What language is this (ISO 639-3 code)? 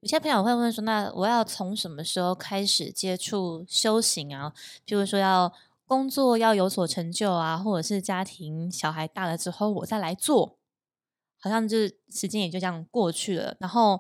zho